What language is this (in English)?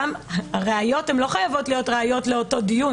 Hebrew